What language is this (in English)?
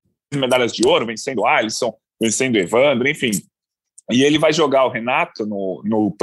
Portuguese